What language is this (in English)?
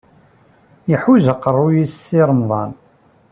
Kabyle